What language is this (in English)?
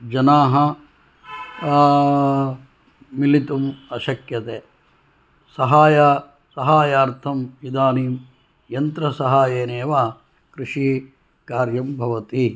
Sanskrit